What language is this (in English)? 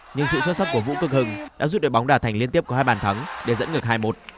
Vietnamese